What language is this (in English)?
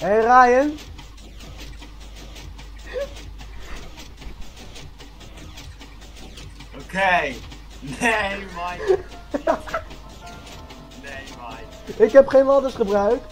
Dutch